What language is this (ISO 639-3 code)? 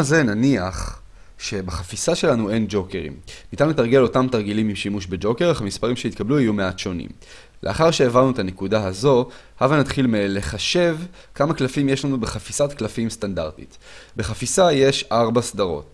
heb